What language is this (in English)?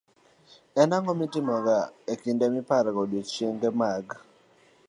Luo (Kenya and Tanzania)